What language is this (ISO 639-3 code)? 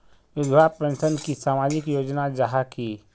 mag